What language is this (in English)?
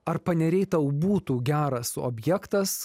Lithuanian